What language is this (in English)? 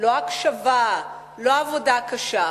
Hebrew